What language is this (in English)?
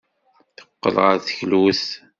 Kabyle